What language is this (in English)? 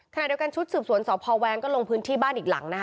Thai